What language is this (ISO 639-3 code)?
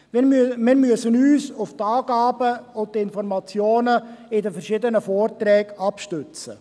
gsw